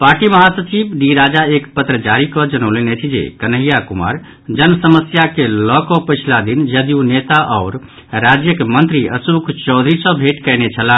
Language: Maithili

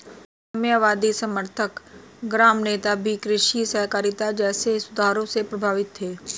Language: Hindi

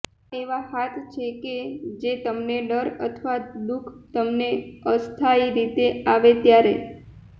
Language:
Gujarati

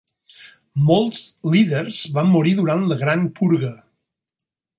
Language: Catalan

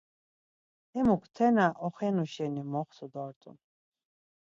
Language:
Laz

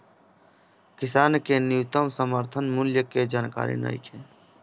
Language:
Bhojpuri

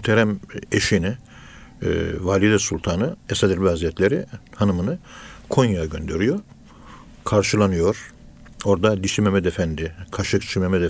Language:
Turkish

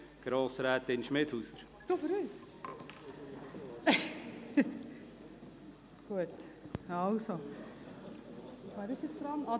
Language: Swiss German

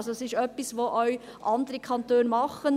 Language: Swiss German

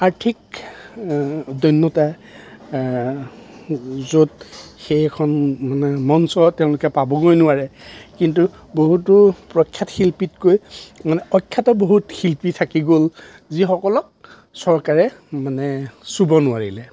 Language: Assamese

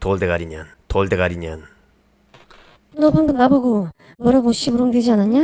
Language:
Korean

